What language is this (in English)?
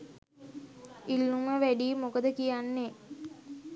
Sinhala